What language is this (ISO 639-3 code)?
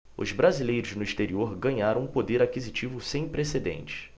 por